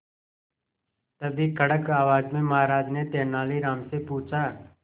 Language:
Hindi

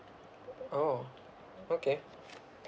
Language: English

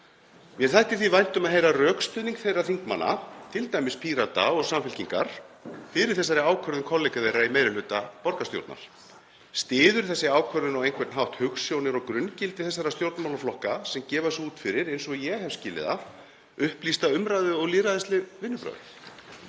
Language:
Icelandic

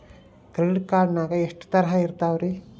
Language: Kannada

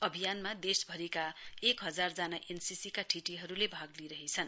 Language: Nepali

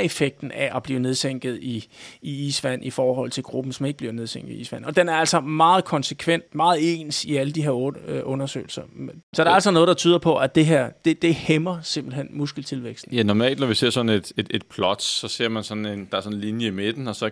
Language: Danish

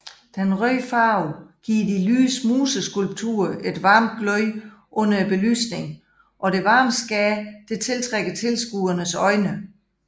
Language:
Danish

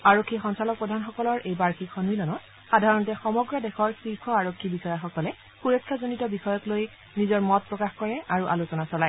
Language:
Assamese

